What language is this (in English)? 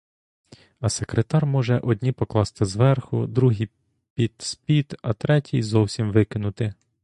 Ukrainian